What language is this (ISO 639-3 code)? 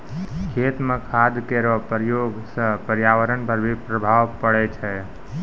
mai